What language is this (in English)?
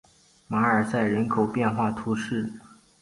Chinese